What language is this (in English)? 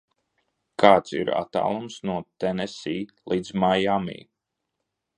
Latvian